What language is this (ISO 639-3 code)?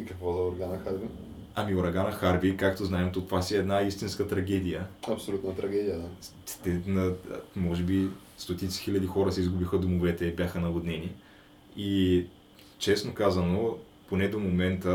bul